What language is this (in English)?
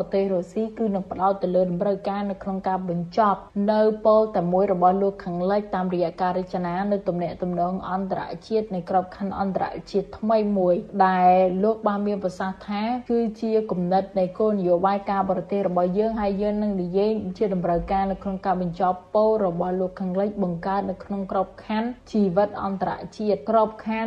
Thai